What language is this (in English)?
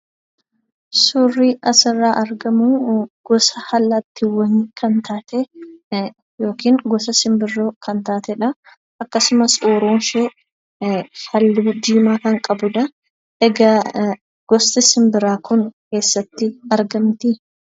Oromo